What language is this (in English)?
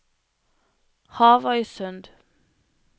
Norwegian